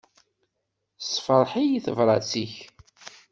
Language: Kabyle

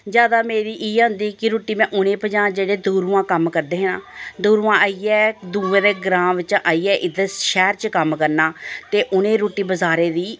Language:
Dogri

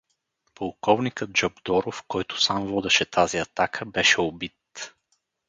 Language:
Bulgarian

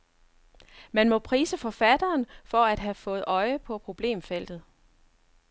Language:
Danish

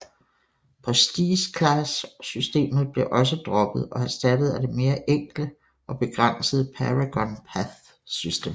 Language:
Danish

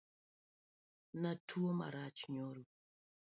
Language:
Luo (Kenya and Tanzania)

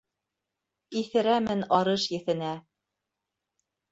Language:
Bashkir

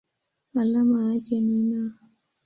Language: Swahili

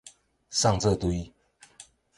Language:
Min Nan Chinese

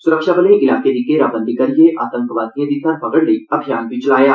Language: Dogri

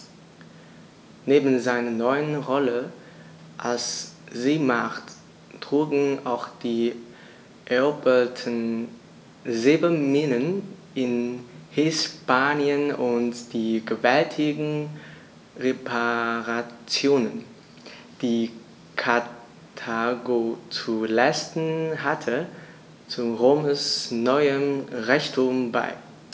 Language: German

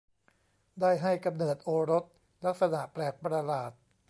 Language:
Thai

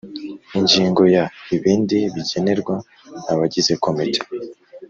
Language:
Kinyarwanda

